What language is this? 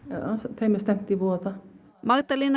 Icelandic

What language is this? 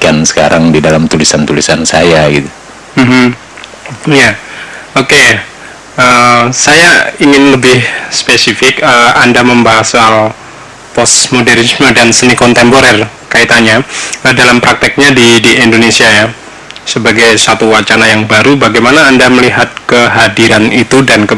Indonesian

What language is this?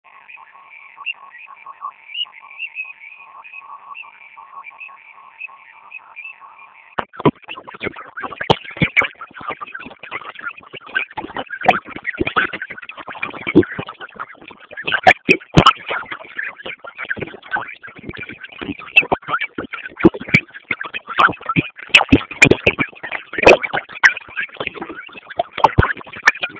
Swahili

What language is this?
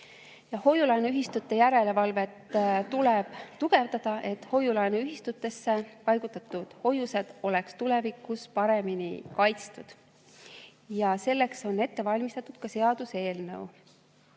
Estonian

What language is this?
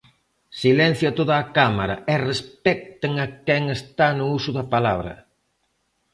Galician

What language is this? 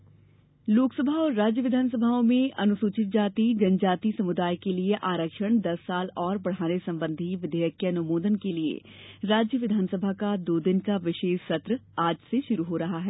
Hindi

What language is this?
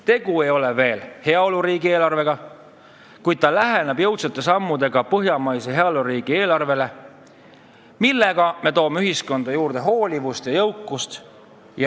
Estonian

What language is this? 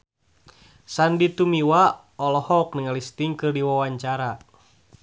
Sundanese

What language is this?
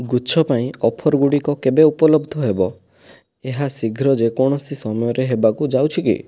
Odia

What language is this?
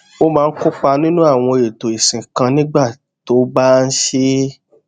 Yoruba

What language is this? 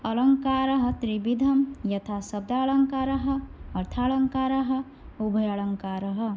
Sanskrit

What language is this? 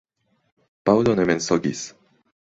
Esperanto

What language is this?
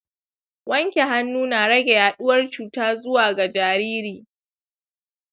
Hausa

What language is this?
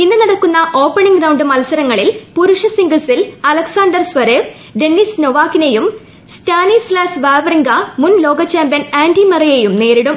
Malayalam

